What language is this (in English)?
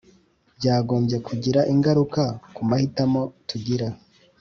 Kinyarwanda